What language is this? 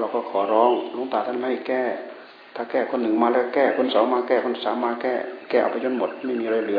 Thai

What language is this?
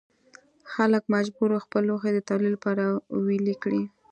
Pashto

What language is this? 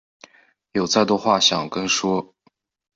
Chinese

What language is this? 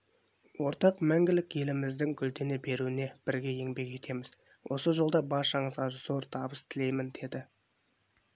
Kazakh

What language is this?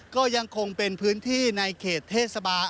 Thai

